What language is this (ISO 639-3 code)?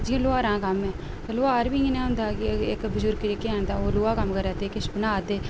doi